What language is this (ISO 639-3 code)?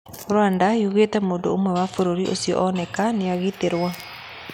kik